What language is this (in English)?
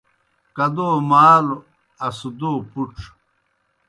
Kohistani Shina